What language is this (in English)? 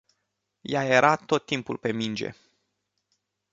Romanian